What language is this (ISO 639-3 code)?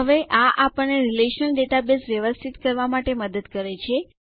guj